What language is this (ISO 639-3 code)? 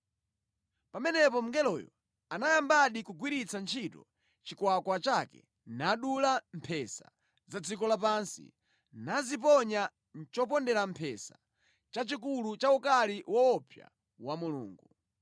nya